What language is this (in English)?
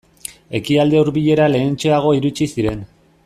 Basque